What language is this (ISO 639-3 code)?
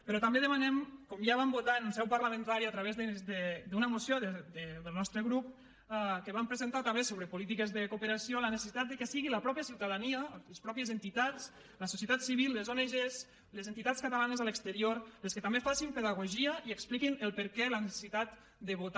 cat